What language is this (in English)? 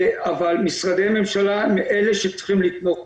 Hebrew